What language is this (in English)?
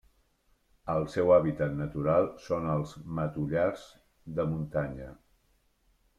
Catalan